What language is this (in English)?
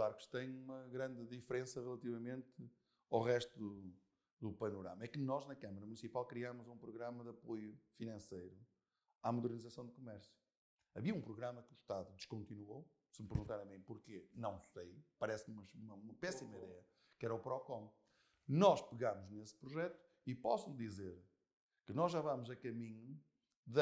Portuguese